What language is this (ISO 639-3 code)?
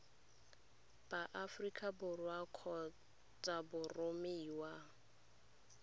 tsn